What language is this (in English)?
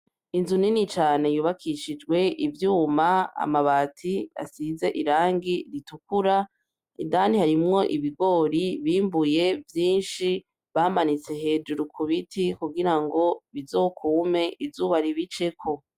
Rundi